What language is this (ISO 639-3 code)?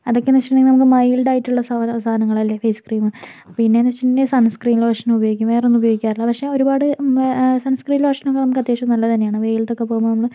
mal